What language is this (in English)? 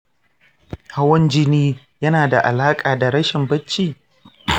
Hausa